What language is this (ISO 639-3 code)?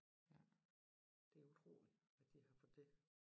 dan